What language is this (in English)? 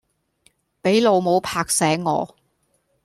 Cantonese